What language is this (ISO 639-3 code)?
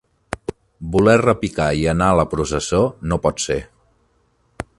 cat